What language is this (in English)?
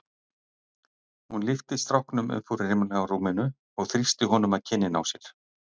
Icelandic